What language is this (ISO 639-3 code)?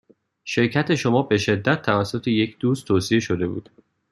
fas